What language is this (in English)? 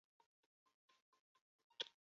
Chinese